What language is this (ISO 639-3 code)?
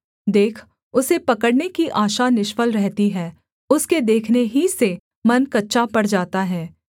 hin